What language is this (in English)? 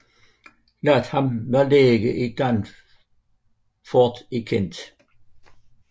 Danish